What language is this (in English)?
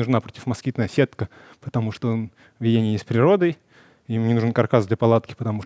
Russian